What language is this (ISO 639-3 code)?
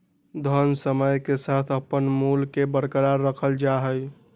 mag